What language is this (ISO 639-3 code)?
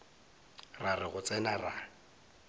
nso